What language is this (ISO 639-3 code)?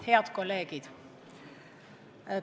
est